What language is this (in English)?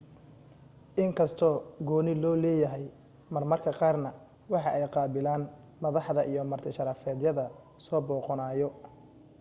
Somali